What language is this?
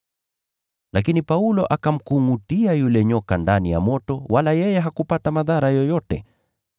Swahili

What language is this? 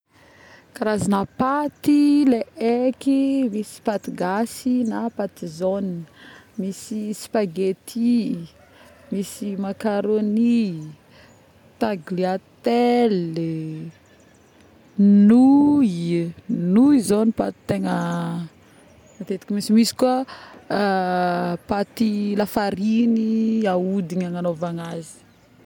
Northern Betsimisaraka Malagasy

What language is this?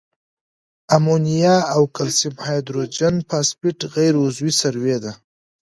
Pashto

